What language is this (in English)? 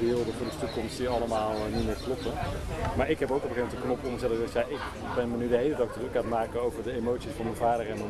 Dutch